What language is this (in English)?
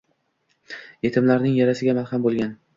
Uzbek